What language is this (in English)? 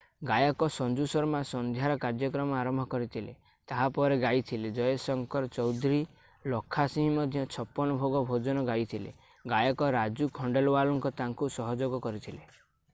Odia